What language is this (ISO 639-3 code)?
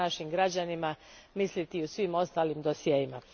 hrv